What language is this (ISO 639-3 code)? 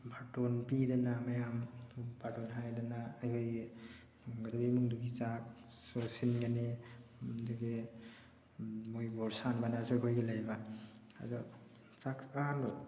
mni